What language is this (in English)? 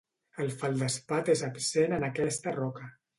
Catalan